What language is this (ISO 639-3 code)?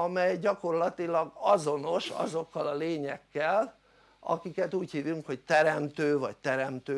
hun